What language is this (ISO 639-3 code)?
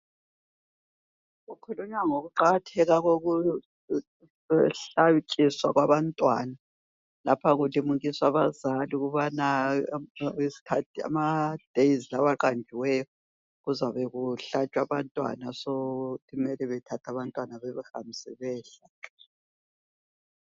nde